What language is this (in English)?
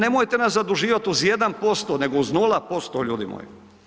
Croatian